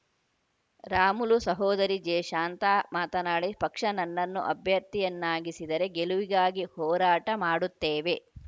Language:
Kannada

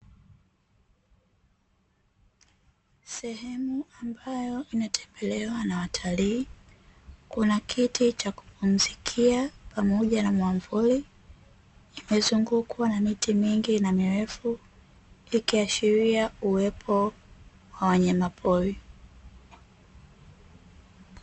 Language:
Swahili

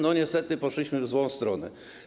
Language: Polish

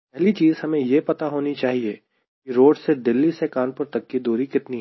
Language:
Hindi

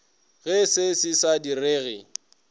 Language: Northern Sotho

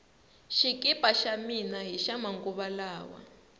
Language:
Tsonga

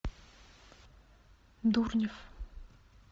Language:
Russian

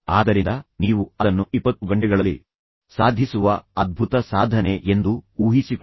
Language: Kannada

